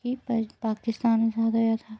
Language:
Dogri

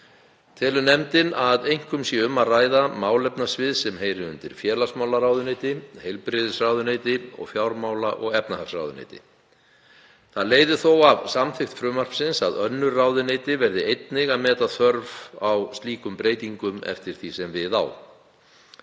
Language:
Icelandic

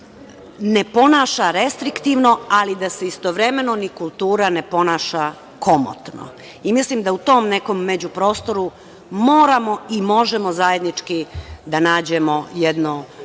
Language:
Serbian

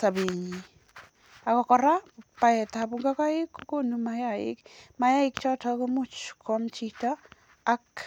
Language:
Kalenjin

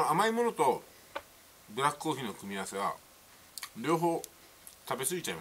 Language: Japanese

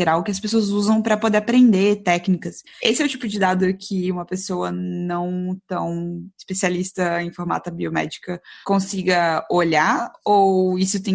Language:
Portuguese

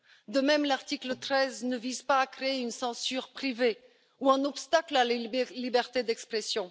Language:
French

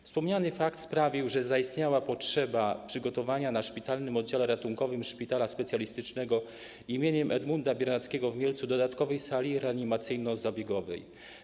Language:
Polish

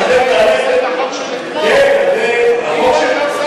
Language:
Hebrew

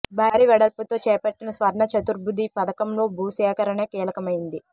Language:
Telugu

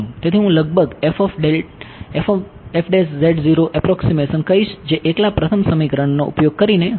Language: Gujarati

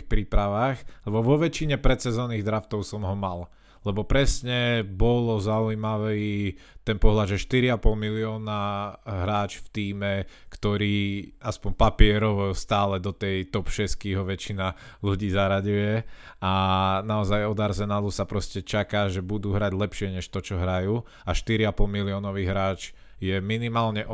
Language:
Slovak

